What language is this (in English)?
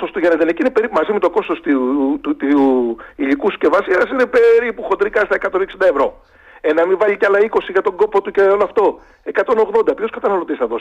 Greek